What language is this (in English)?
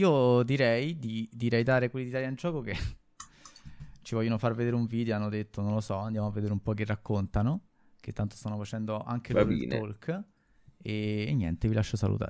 Italian